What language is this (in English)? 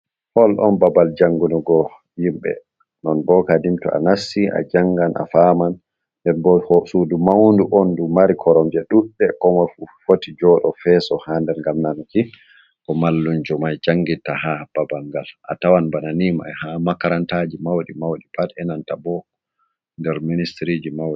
Fula